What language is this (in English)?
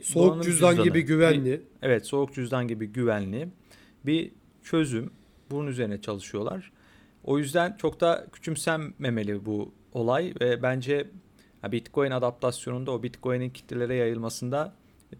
Turkish